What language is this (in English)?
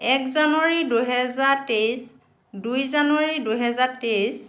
Assamese